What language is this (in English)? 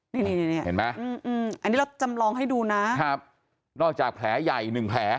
Thai